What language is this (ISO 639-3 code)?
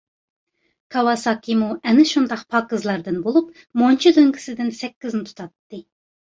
uig